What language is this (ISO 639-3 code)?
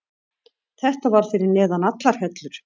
isl